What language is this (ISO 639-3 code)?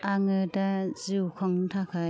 brx